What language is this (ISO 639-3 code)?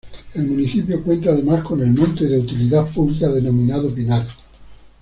spa